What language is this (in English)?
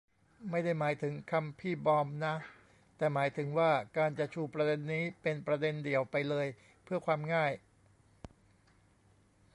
Thai